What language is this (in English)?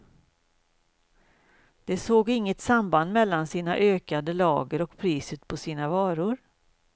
Swedish